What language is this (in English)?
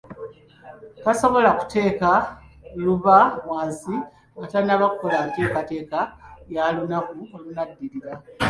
Ganda